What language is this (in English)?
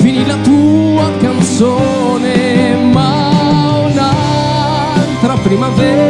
Italian